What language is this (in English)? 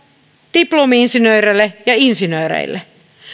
Finnish